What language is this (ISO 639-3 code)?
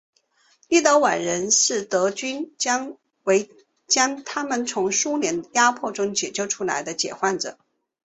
zho